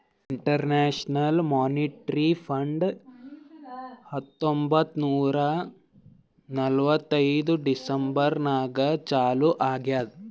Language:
Kannada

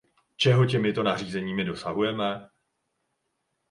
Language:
Czech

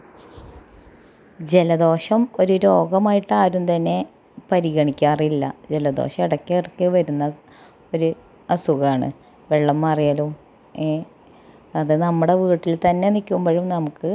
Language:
Malayalam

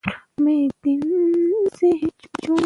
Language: Pashto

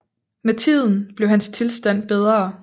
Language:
Danish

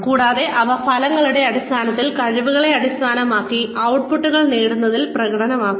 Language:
Malayalam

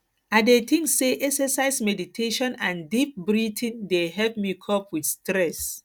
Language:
Nigerian Pidgin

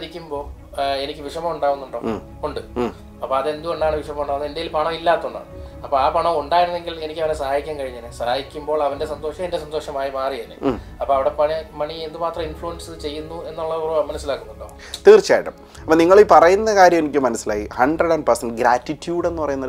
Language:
Malayalam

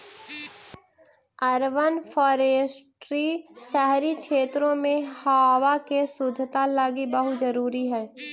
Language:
Magahi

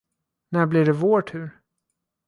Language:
Swedish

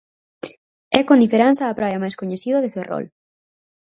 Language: Galician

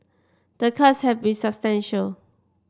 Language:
English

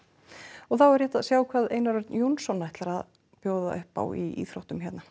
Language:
Icelandic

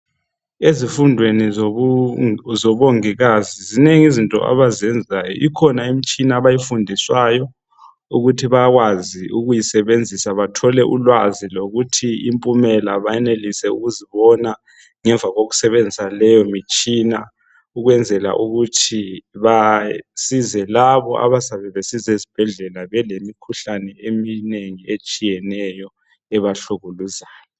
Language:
North Ndebele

